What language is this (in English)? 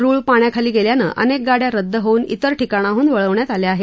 Marathi